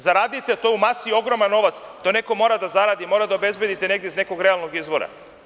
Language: Serbian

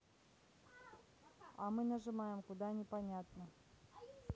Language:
Russian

